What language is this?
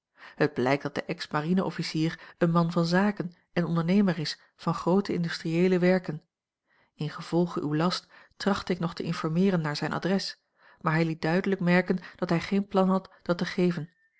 Dutch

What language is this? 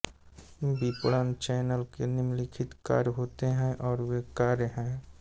Hindi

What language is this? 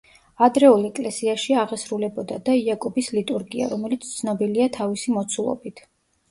Georgian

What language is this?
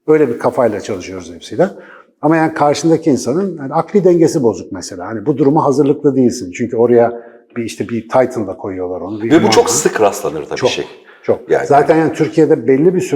Turkish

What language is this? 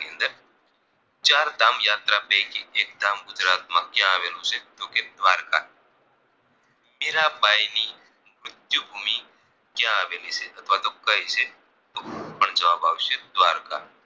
Gujarati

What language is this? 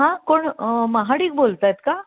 Marathi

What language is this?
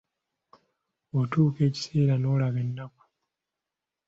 Ganda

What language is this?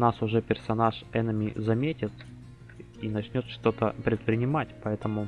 Russian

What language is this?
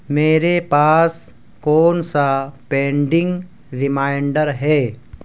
Urdu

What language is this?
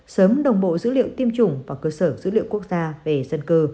Vietnamese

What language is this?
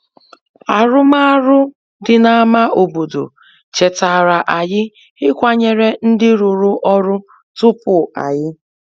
Igbo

